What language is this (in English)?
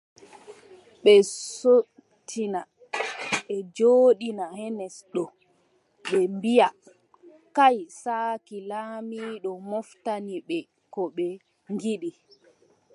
Adamawa Fulfulde